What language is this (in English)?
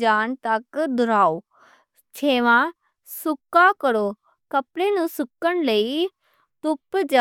Western Panjabi